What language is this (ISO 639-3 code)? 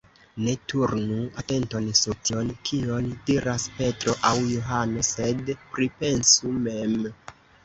epo